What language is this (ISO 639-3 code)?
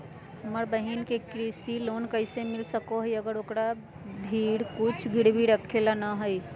mag